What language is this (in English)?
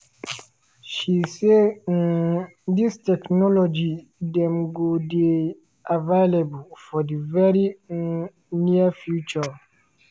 Nigerian Pidgin